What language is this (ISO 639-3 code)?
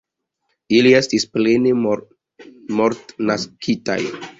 epo